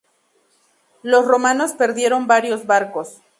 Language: Spanish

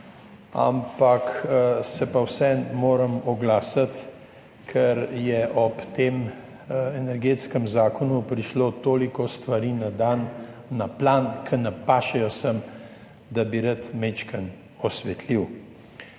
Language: Slovenian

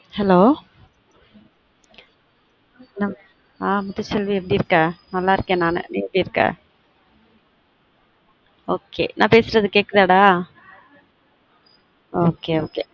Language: Tamil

